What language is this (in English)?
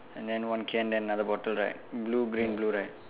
English